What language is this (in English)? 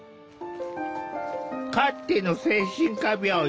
Japanese